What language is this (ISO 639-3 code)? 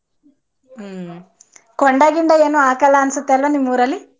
kan